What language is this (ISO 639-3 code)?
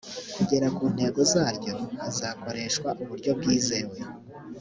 kin